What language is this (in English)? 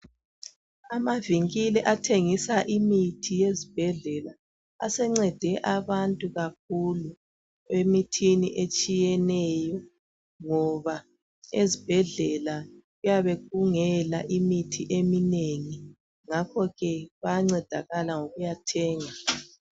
North Ndebele